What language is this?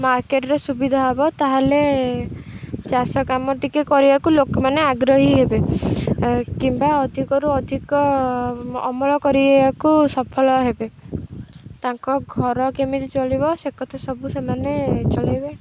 Odia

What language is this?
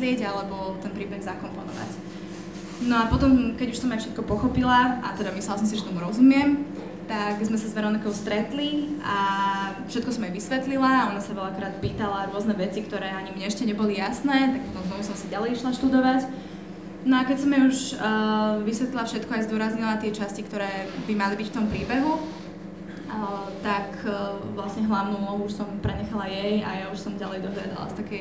Polish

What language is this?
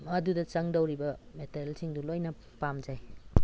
Manipuri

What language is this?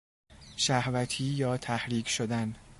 Persian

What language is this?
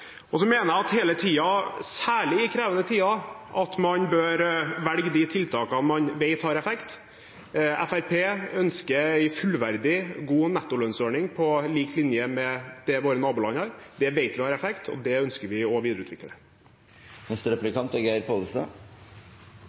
Norwegian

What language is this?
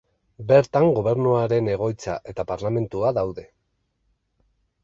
Basque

